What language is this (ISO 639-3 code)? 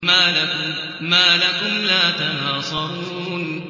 ara